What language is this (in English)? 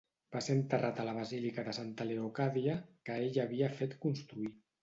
Catalan